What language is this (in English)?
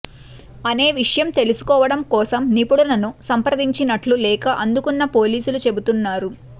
Telugu